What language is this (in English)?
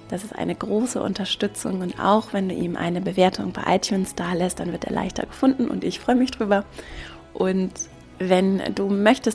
German